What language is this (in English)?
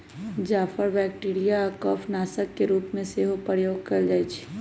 Magahi